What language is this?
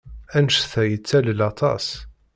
Kabyle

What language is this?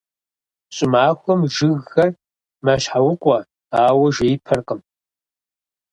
Kabardian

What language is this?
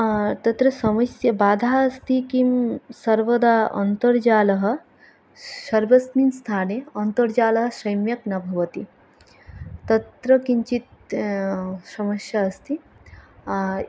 Sanskrit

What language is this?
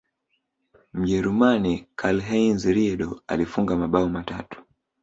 Swahili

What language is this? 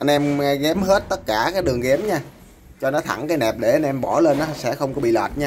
Vietnamese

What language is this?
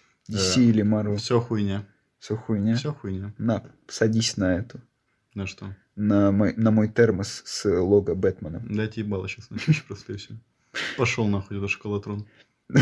Russian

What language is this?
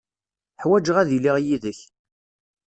Kabyle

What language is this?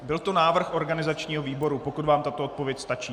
Czech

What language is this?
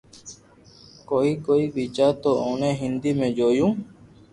Loarki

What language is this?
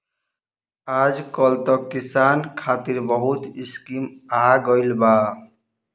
Bhojpuri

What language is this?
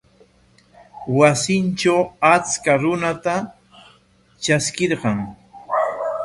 Corongo Ancash Quechua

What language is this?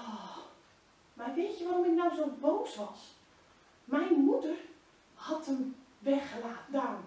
Dutch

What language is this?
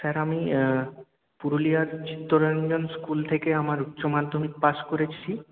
Bangla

